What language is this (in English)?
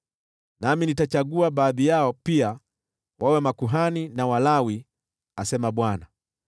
Swahili